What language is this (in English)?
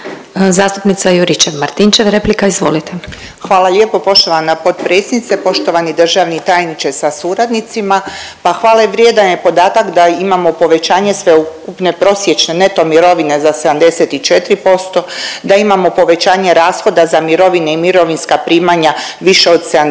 Croatian